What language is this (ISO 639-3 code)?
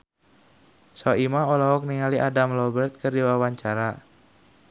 sun